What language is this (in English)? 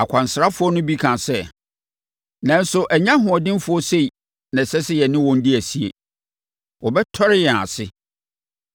Akan